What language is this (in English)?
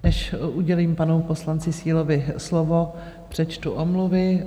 Czech